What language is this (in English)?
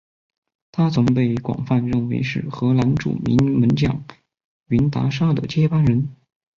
Chinese